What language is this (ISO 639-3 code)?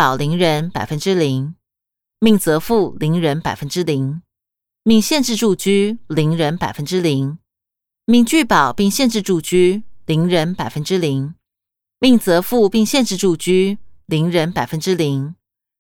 zho